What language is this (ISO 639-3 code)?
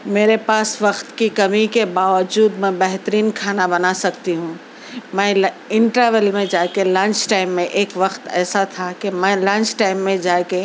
urd